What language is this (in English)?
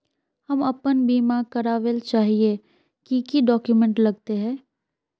Magahi